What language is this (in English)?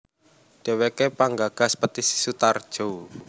Javanese